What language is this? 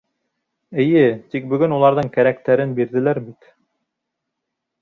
Bashkir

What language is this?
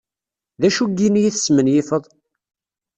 Kabyle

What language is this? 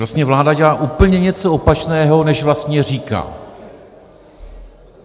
Czech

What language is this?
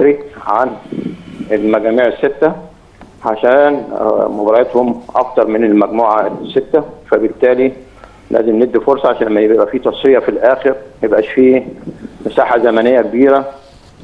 Arabic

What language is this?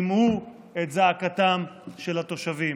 Hebrew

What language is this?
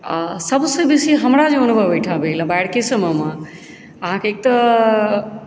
Maithili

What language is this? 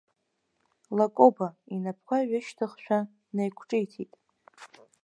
Abkhazian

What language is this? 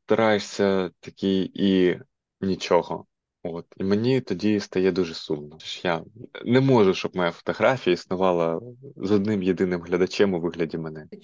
Ukrainian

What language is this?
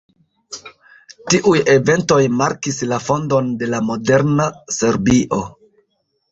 Esperanto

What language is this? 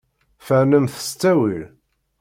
Kabyle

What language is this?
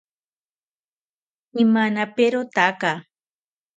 South Ucayali Ashéninka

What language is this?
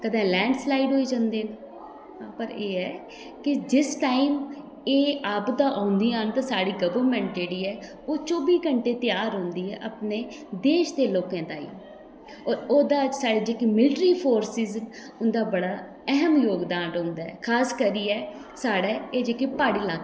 Dogri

